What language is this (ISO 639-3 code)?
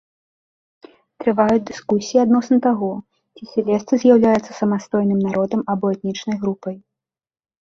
bel